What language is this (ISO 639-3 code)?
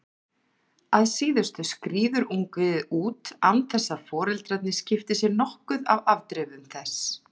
isl